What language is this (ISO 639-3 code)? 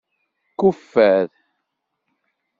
kab